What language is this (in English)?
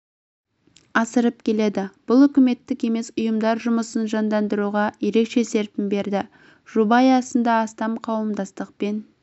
Kazakh